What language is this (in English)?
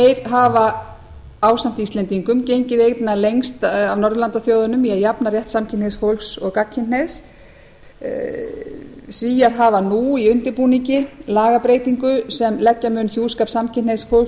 Icelandic